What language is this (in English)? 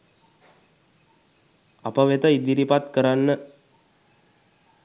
Sinhala